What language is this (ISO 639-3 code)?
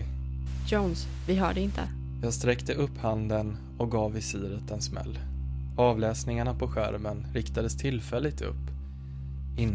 swe